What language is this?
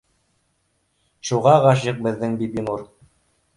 Bashkir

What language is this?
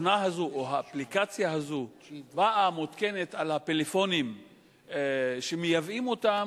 Hebrew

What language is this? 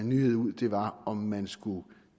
Danish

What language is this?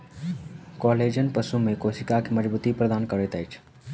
Maithili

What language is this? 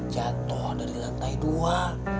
Indonesian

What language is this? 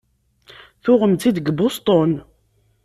Kabyle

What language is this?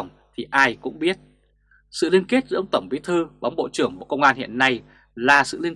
Vietnamese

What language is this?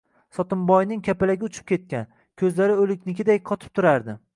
Uzbek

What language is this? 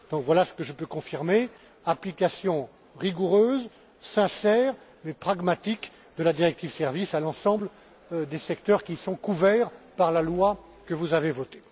French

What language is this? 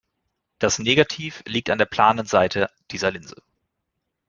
German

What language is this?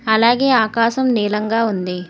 Telugu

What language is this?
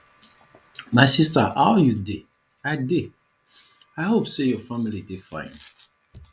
Nigerian Pidgin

